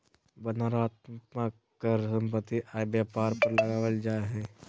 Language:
Magahi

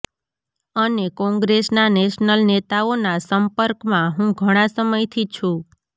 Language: Gujarati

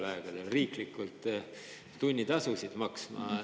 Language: Estonian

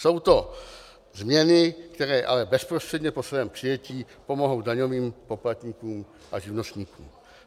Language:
Czech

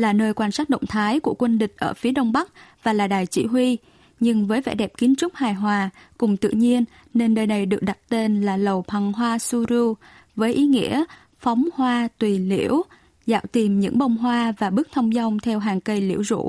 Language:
Vietnamese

